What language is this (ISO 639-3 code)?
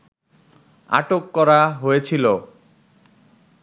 ben